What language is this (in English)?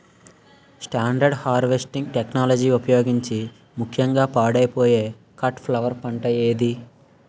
Telugu